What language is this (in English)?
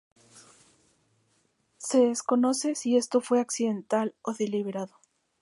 Spanish